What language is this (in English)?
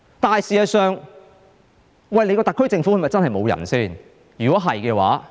Cantonese